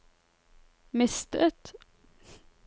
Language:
Norwegian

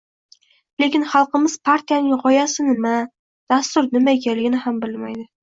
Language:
Uzbek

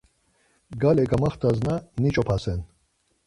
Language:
Laz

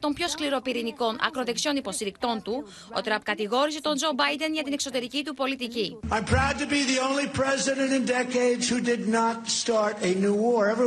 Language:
Greek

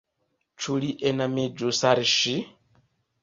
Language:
Esperanto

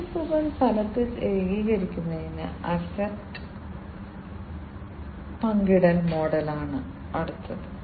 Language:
Malayalam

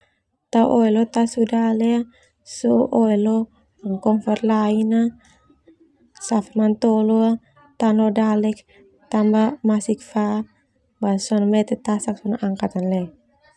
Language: Termanu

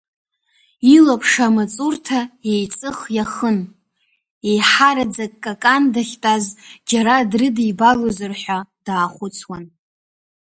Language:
Abkhazian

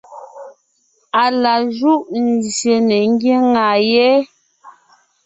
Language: Ngiemboon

